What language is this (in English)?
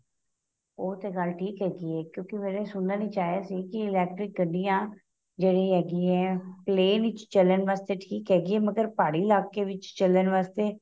Punjabi